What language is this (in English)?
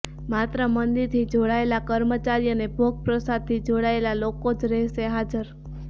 Gujarati